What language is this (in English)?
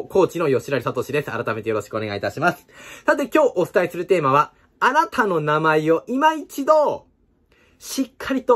Japanese